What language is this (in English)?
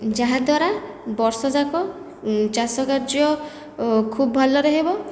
Odia